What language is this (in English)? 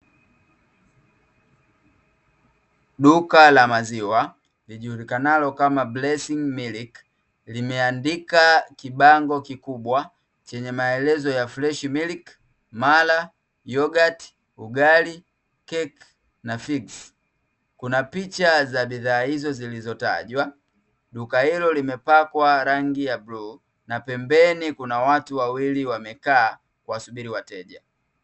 Swahili